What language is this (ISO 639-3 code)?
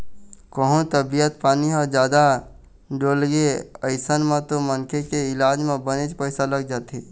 hne